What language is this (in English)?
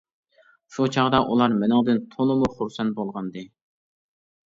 Uyghur